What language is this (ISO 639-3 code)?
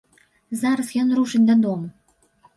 bel